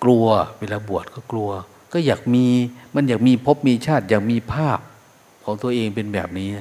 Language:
Thai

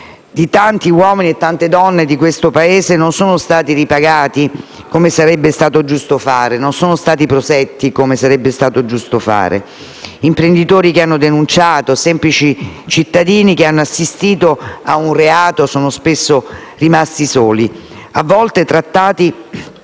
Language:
Italian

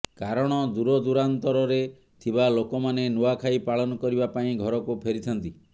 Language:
Odia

